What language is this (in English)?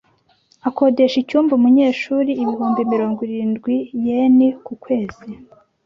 Kinyarwanda